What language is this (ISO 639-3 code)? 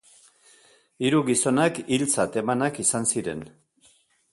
eus